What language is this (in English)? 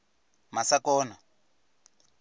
Venda